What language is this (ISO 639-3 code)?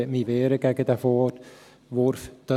gsw